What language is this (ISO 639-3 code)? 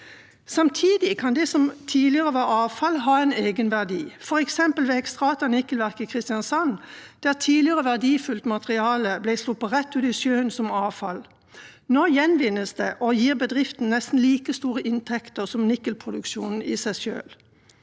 nor